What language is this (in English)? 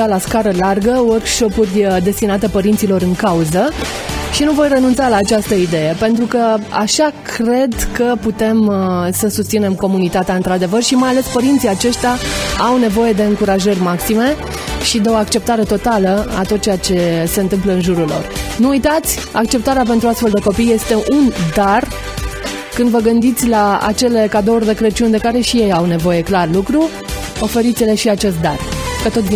Romanian